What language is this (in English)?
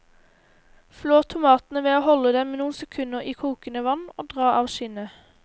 Norwegian